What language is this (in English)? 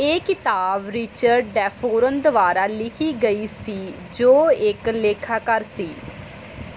Punjabi